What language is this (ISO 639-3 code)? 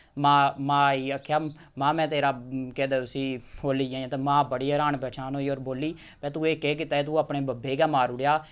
doi